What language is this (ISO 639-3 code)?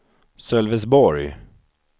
swe